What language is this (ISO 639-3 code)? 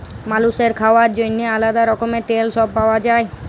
ben